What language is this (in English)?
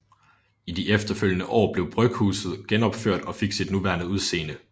Danish